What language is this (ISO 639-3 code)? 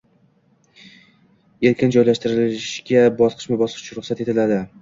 uzb